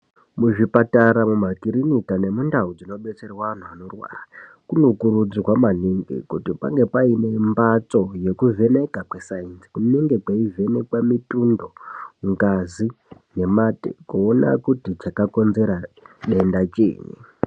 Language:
Ndau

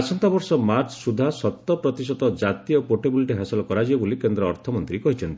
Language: Odia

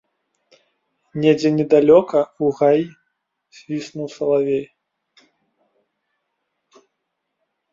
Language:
Belarusian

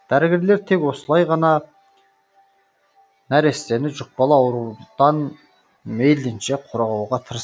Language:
Kazakh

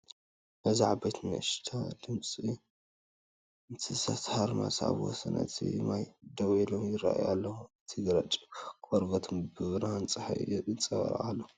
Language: Tigrinya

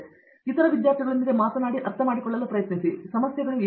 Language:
Kannada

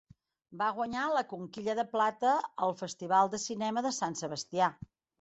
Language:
Catalan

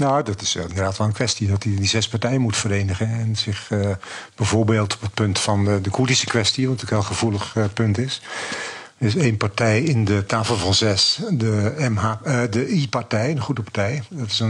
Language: Dutch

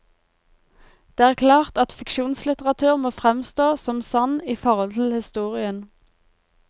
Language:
Norwegian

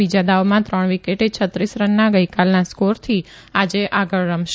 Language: Gujarati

